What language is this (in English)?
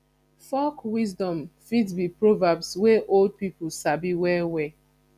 Nigerian Pidgin